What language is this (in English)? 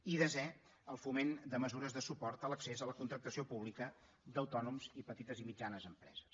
Catalan